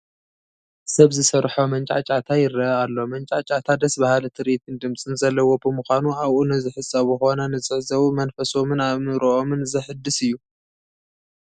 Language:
Tigrinya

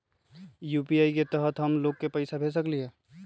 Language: Magahi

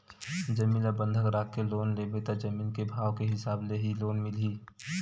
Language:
Chhattisgarhi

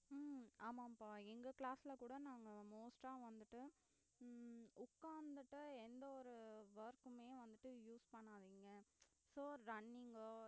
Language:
Tamil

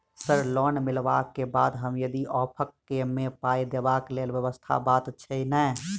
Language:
Maithili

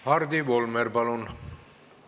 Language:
Estonian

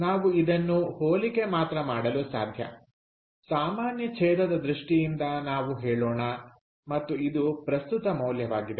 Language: Kannada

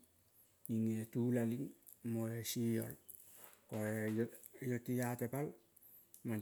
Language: Kol (Papua New Guinea)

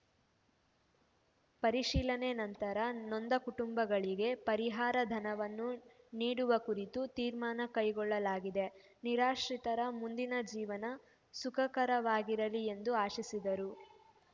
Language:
Kannada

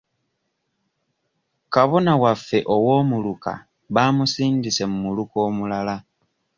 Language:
Ganda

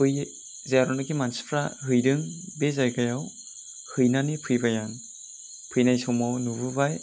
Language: Bodo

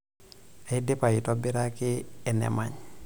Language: Masai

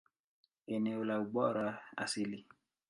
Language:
Swahili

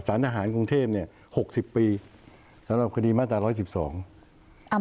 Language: Thai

